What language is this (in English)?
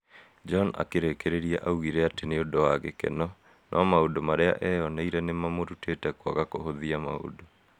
Kikuyu